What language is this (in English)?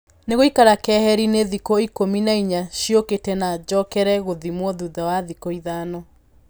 Kikuyu